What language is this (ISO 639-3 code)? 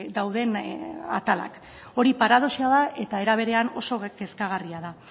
eus